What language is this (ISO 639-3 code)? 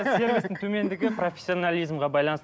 kaz